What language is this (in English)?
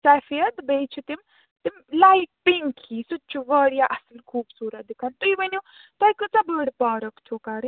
Kashmiri